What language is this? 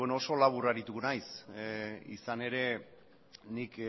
Basque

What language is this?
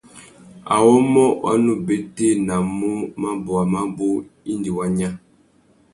Tuki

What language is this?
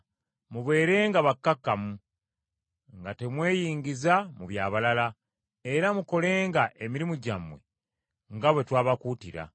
Ganda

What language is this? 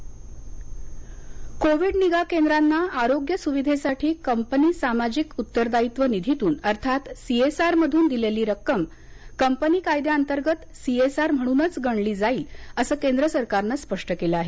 Marathi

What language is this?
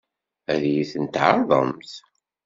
Kabyle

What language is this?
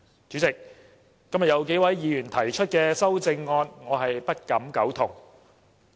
Cantonese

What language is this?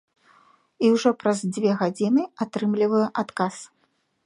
Belarusian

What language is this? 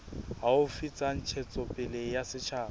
Southern Sotho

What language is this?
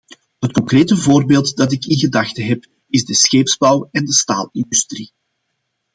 Dutch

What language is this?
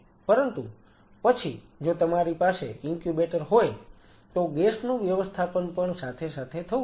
Gujarati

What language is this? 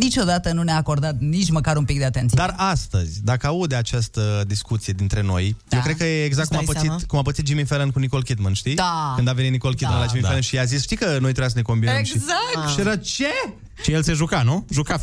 Romanian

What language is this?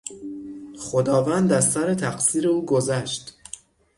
Persian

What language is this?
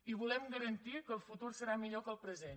Catalan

